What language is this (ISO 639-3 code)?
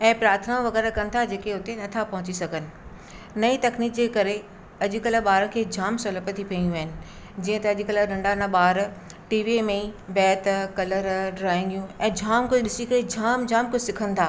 snd